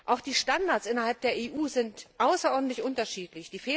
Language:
German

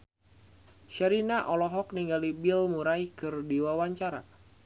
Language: Sundanese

